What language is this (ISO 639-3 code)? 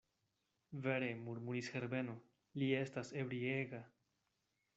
epo